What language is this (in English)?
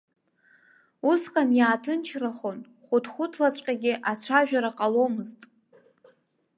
Abkhazian